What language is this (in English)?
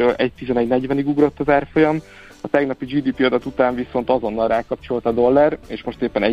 Hungarian